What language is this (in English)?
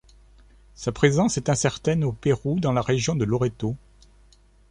French